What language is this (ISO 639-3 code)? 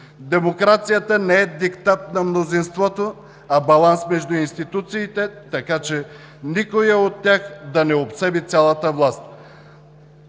bul